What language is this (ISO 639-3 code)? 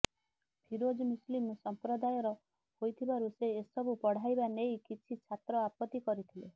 ori